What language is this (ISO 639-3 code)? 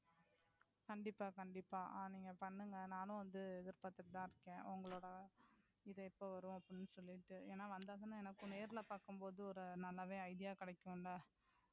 tam